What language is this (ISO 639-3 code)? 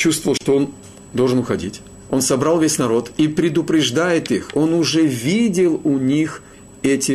rus